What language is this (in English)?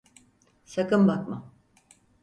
Turkish